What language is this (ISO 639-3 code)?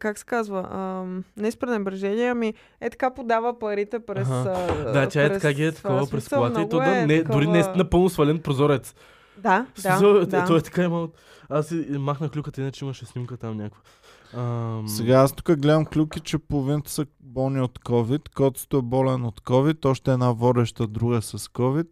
bul